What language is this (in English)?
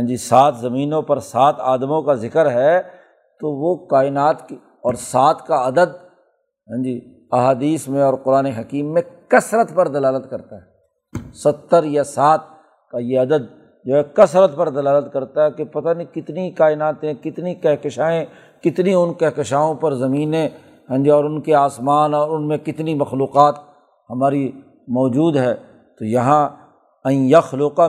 Urdu